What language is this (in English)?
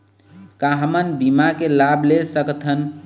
Chhattisgarhi